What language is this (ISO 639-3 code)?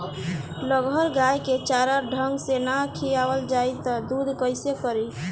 bho